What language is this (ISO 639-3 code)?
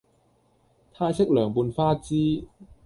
yue